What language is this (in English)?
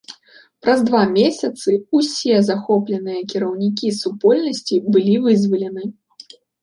Belarusian